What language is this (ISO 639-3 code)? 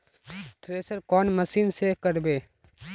mag